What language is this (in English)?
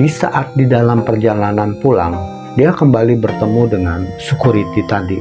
Indonesian